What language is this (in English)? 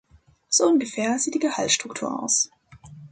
German